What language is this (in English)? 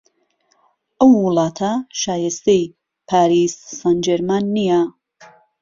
Central Kurdish